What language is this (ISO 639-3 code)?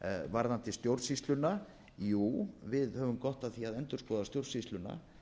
isl